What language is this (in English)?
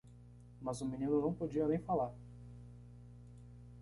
Portuguese